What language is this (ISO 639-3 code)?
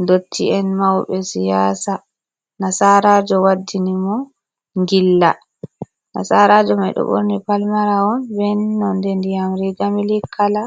ful